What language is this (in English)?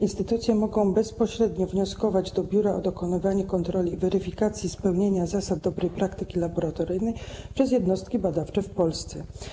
Polish